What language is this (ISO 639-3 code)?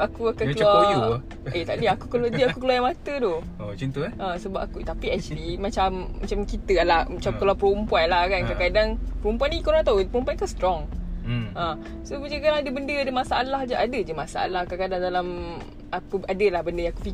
msa